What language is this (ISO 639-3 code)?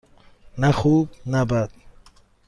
fas